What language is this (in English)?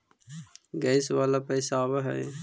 Magahi